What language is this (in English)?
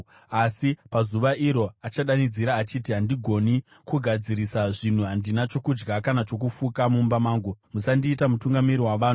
Shona